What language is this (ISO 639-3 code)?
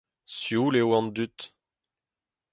bre